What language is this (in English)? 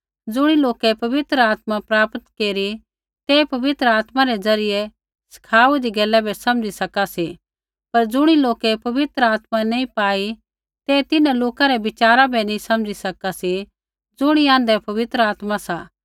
Kullu Pahari